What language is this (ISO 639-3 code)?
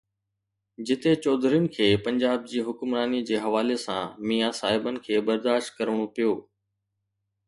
snd